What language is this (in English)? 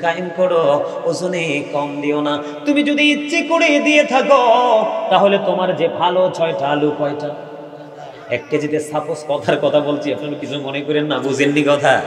Bangla